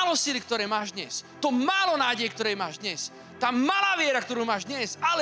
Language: Slovak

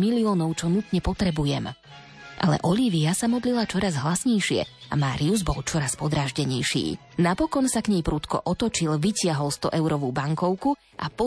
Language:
Slovak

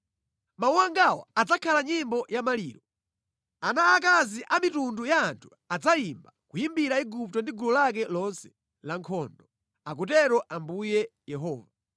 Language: Nyanja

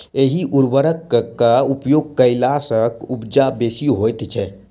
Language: Maithili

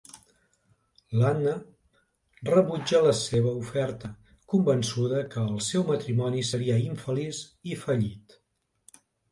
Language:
Catalan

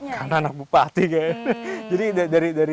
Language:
Indonesian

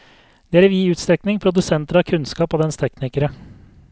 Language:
Norwegian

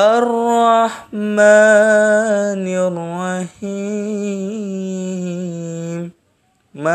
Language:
Indonesian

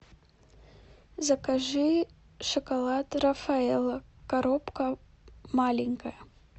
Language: Russian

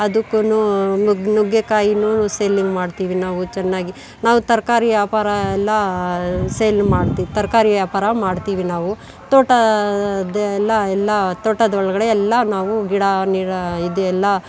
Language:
Kannada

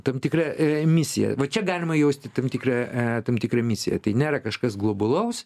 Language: Lithuanian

